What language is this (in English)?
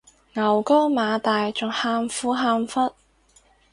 Cantonese